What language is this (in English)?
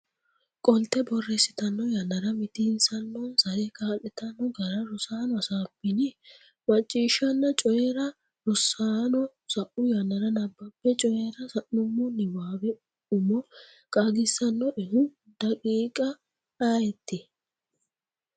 Sidamo